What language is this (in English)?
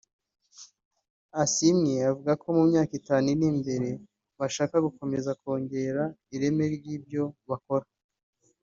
Kinyarwanda